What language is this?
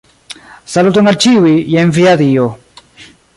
Esperanto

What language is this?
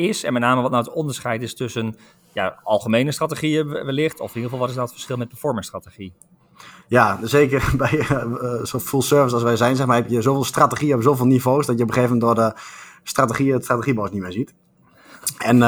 Dutch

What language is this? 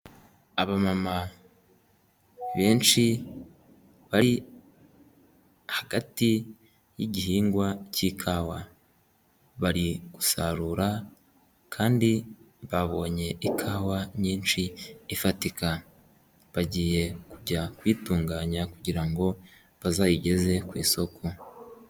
Kinyarwanda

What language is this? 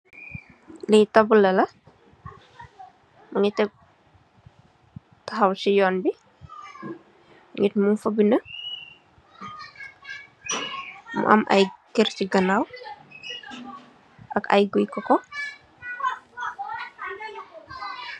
Wolof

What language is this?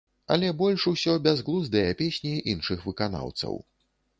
Belarusian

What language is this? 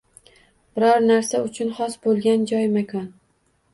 Uzbek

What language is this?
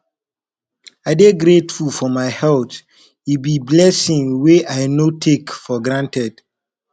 Nigerian Pidgin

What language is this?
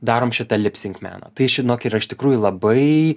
Lithuanian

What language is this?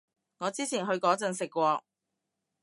Cantonese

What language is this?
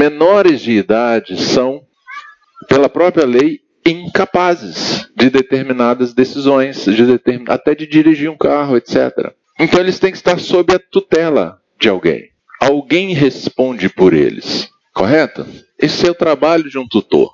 Portuguese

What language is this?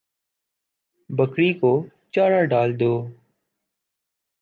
Urdu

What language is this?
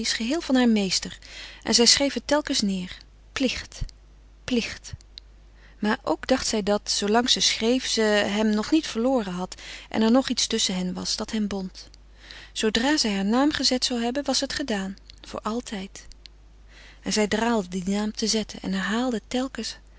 Dutch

